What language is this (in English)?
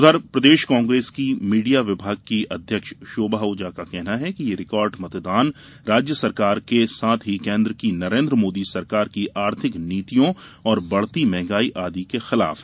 Hindi